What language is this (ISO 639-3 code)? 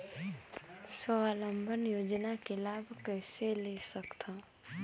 hne